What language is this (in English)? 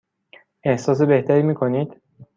Persian